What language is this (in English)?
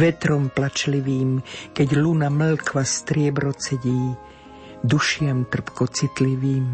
Slovak